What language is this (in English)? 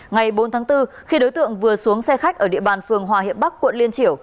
Vietnamese